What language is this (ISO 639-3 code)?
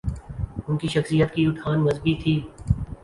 urd